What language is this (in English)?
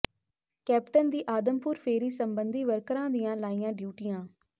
Punjabi